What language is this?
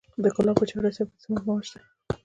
Pashto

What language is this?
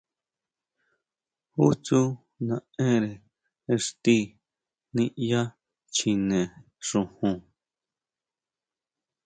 Huautla Mazatec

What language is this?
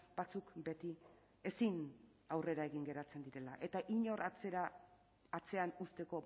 Basque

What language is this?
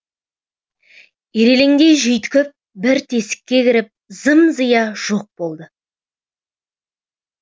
Kazakh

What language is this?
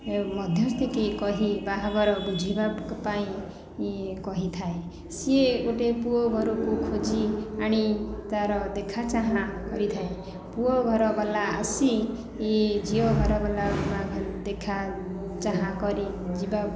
Odia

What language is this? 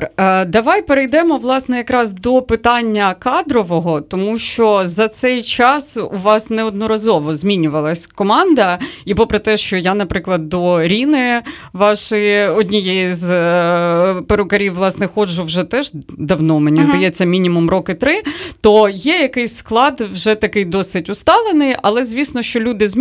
Ukrainian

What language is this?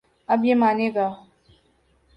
Urdu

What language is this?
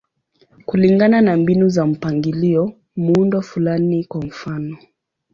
Swahili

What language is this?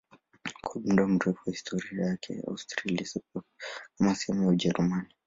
Swahili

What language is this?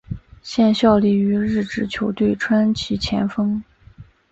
Chinese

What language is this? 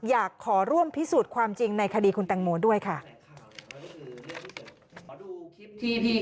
Thai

